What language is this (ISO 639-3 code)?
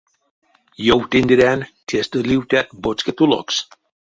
myv